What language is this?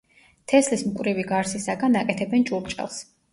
Georgian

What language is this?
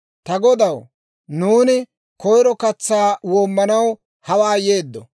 Dawro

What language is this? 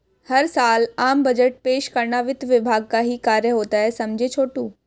Hindi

